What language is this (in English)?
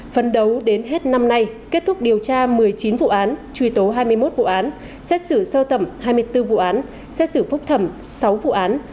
Vietnamese